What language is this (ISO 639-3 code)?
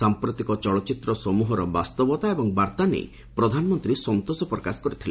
ori